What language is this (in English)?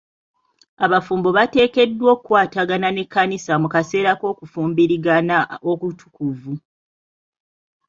Ganda